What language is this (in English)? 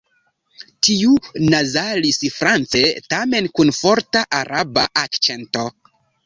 Esperanto